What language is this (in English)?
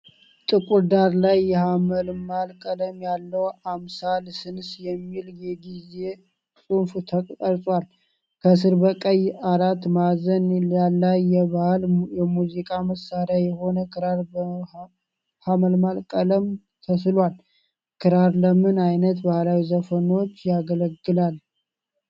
Amharic